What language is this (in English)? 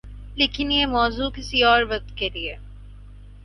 Urdu